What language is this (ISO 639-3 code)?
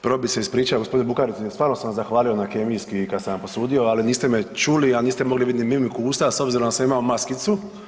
hrv